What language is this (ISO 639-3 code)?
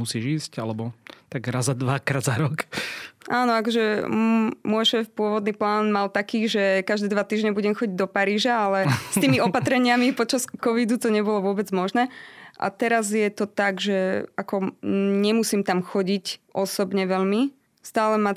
slk